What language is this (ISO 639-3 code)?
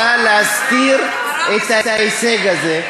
heb